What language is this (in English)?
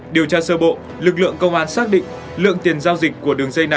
Vietnamese